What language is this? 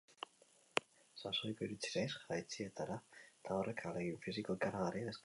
Basque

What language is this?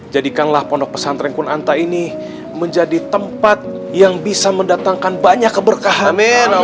Indonesian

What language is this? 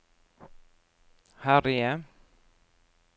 Norwegian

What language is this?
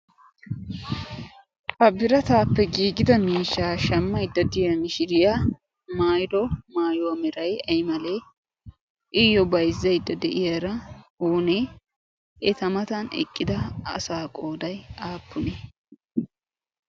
Wolaytta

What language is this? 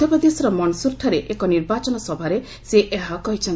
Odia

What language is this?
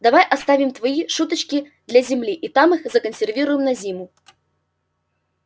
Russian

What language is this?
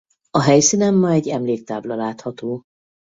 Hungarian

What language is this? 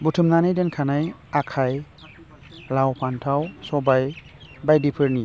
Bodo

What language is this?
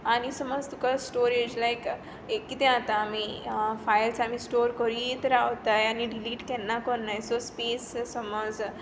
Konkani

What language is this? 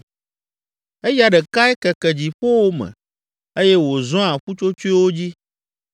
Ewe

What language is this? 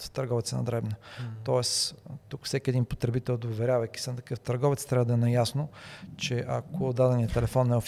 Bulgarian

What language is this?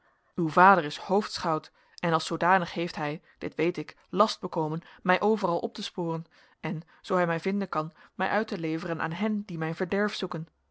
Dutch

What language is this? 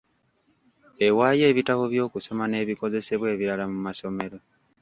Ganda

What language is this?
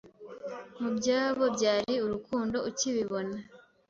Kinyarwanda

